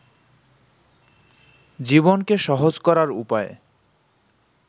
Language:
Bangla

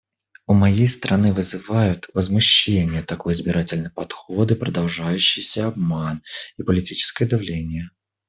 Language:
Russian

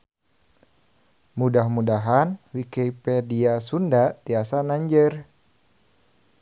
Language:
Sundanese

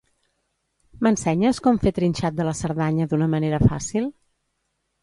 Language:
Catalan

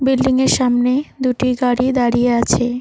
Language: Bangla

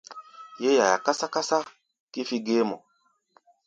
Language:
Gbaya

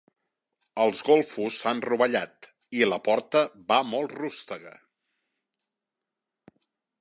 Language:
Catalan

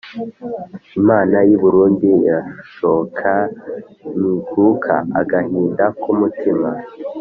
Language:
Kinyarwanda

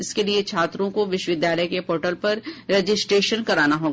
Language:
Hindi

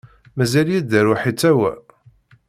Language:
Kabyle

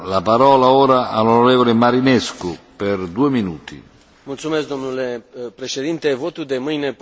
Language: Romanian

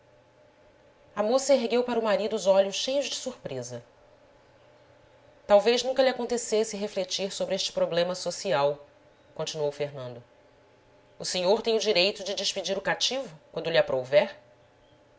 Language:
Portuguese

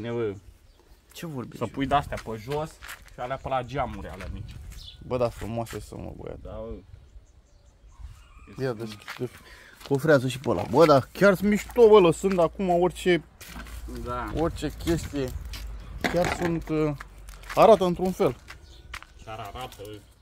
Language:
Romanian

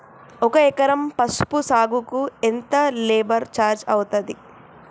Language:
Telugu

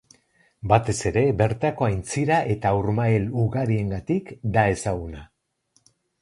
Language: Basque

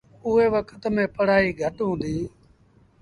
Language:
Sindhi Bhil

